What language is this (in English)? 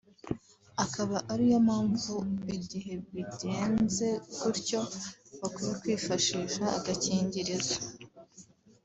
Kinyarwanda